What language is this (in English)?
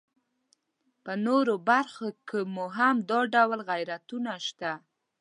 Pashto